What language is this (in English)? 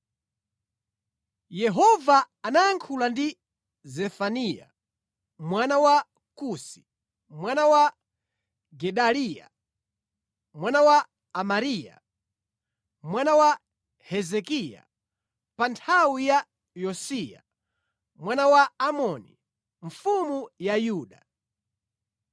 Nyanja